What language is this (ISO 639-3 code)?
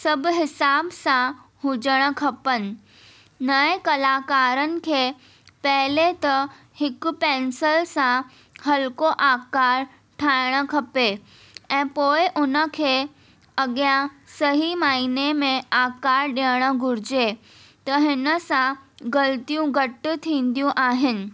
snd